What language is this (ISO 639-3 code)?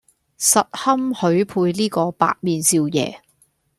yue